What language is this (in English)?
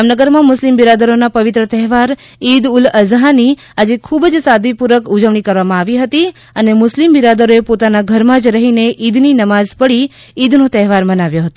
Gujarati